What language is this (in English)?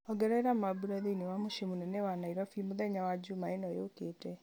Kikuyu